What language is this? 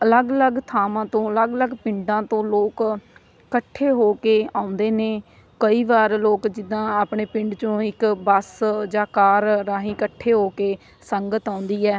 Punjabi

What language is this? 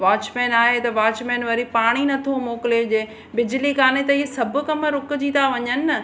Sindhi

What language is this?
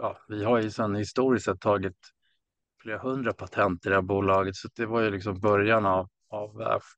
Swedish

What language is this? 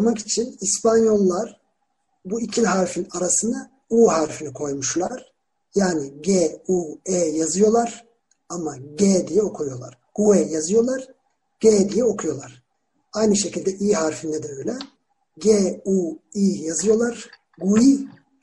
Turkish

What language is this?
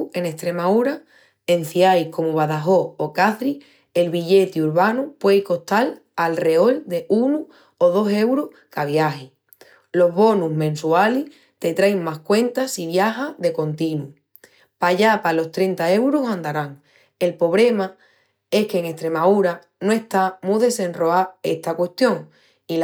Extremaduran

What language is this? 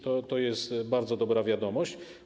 Polish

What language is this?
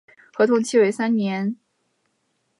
Chinese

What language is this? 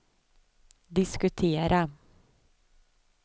Swedish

